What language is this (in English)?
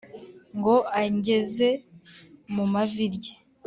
Kinyarwanda